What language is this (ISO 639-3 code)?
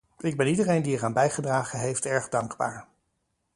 nld